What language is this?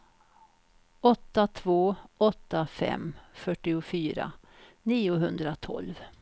Swedish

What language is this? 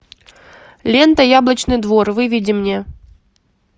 Russian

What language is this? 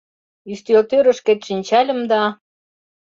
Mari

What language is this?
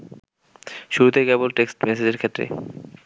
Bangla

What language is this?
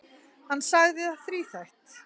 Icelandic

